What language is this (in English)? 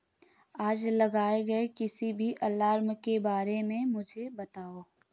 Hindi